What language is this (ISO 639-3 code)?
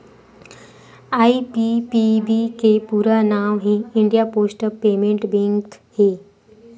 hne